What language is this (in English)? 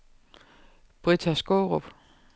Danish